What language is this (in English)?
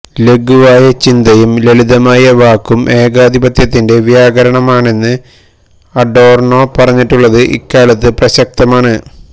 Malayalam